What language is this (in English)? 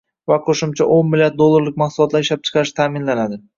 Uzbek